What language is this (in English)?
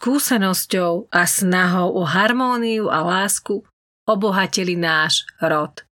Slovak